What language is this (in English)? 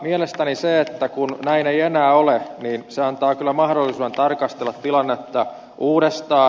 Finnish